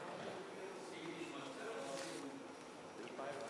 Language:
Hebrew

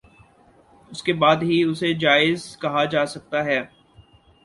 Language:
Urdu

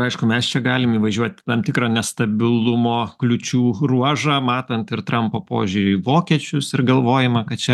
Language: Lithuanian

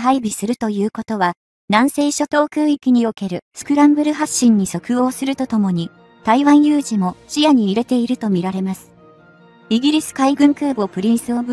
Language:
Japanese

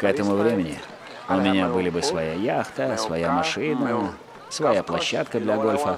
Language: Russian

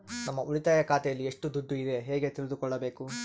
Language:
Kannada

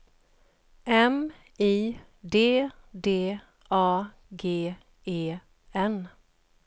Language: Swedish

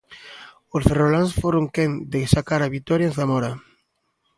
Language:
Galician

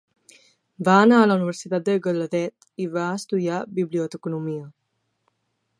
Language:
Catalan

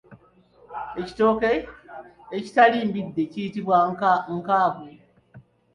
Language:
Ganda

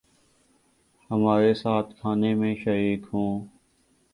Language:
Urdu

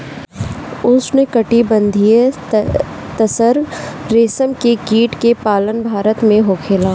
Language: Bhojpuri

